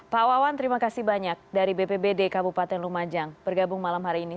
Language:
Indonesian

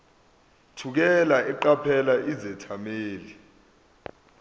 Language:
Zulu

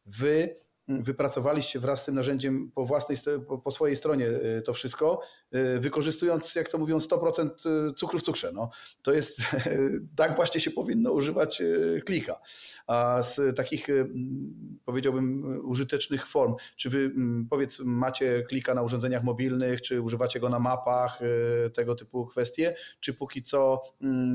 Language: Polish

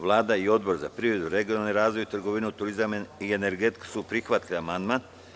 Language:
Serbian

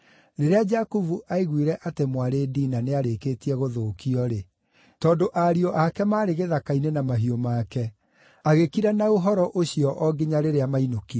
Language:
Kikuyu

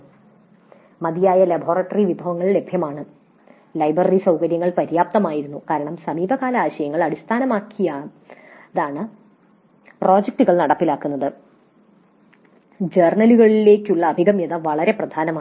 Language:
Malayalam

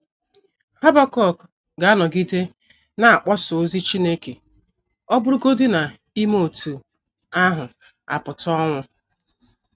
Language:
Igbo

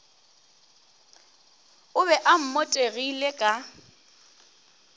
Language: Northern Sotho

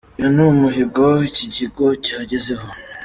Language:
Kinyarwanda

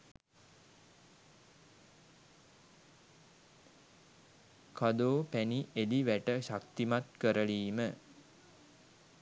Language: Sinhala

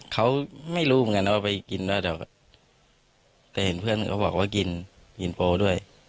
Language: Thai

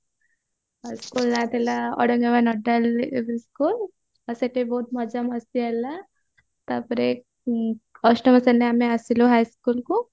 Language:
Odia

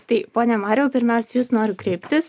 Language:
Lithuanian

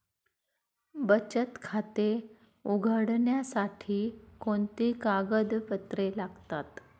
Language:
Marathi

